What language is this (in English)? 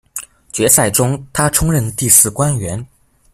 Chinese